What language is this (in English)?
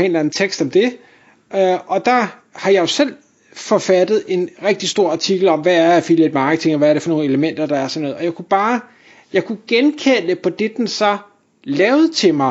Danish